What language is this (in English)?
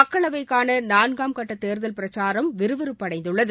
Tamil